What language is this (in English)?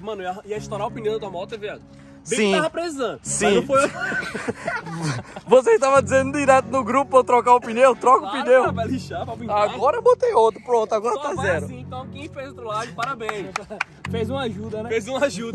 Portuguese